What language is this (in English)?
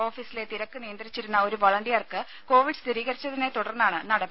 Malayalam